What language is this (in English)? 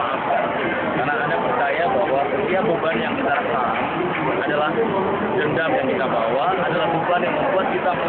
Indonesian